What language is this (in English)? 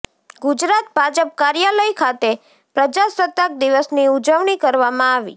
Gujarati